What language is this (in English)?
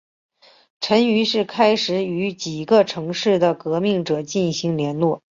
Chinese